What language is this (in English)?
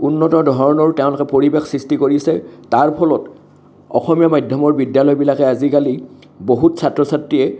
Assamese